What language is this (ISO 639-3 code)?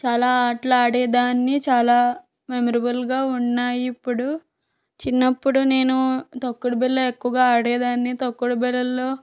tel